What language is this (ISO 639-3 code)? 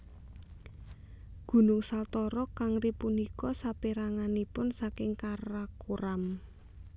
jav